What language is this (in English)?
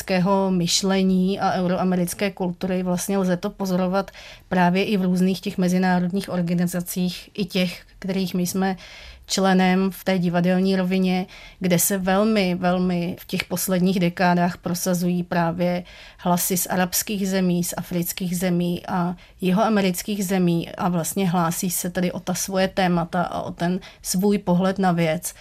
Czech